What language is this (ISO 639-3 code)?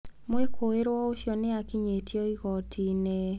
kik